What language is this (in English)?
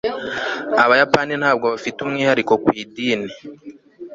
Kinyarwanda